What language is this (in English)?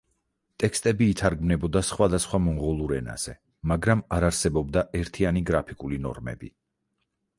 Georgian